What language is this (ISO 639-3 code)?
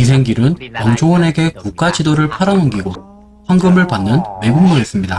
kor